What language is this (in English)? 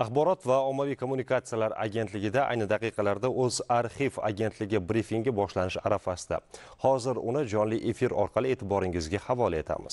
Turkish